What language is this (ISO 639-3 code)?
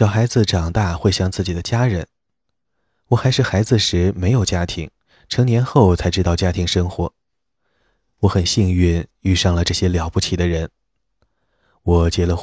zho